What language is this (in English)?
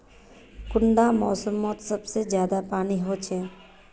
Magahi